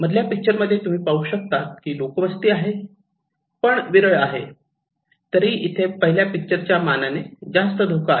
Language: Marathi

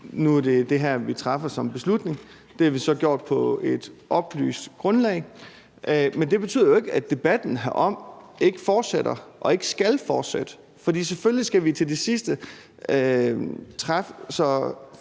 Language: Danish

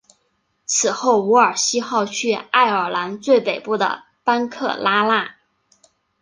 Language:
Chinese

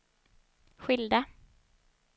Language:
Swedish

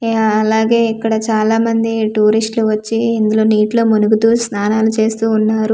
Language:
Telugu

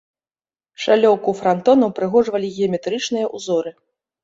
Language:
Belarusian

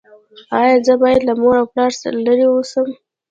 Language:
Pashto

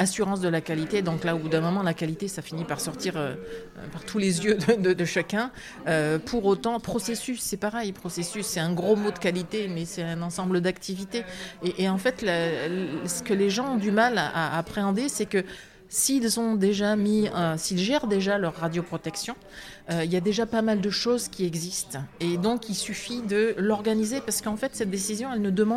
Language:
French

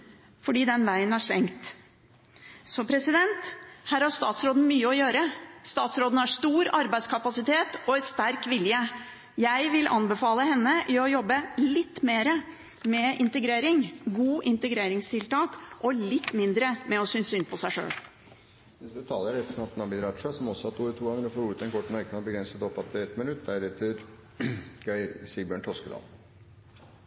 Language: Norwegian Bokmål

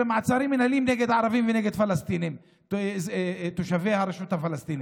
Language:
Hebrew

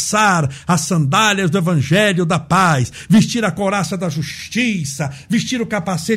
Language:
Portuguese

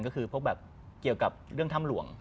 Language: Thai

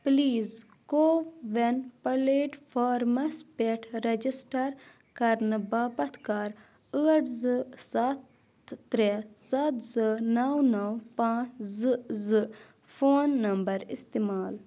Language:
Kashmiri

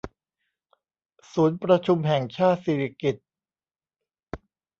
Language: Thai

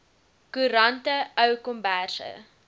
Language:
Afrikaans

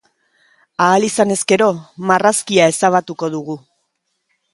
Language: Basque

